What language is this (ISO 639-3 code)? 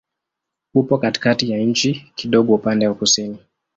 swa